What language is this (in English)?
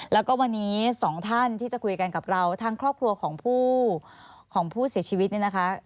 Thai